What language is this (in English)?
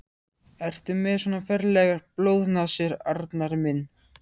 Icelandic